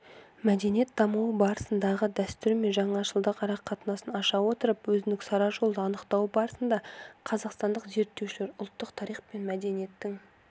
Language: Kazakh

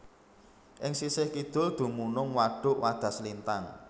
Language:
Javanese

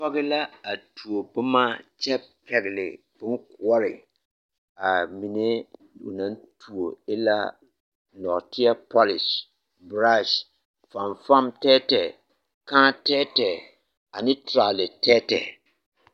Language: Southern Dagaare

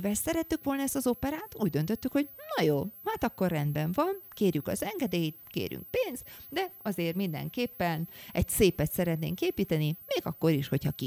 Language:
Hungarian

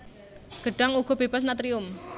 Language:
Javanese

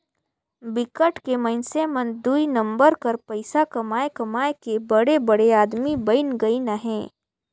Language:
Chhattisgarhi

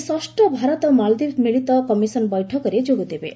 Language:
Odia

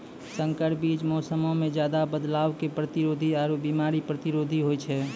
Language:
Maithili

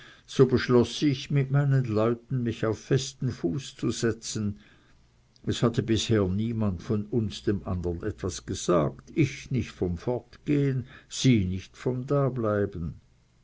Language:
German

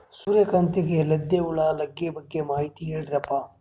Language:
Kannada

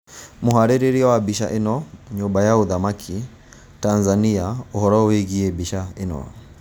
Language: Kikuyu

